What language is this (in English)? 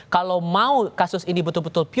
Indonesian